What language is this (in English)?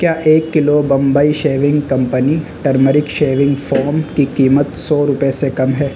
Urdu